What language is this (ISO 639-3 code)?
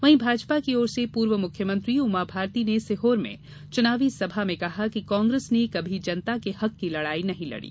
hin